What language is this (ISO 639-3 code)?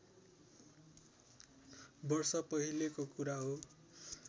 nep